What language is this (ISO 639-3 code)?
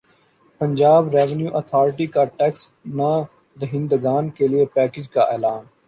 urd